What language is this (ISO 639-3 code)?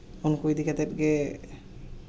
sat